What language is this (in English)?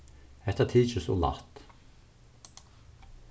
Faroese